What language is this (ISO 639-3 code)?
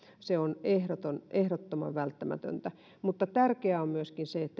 fin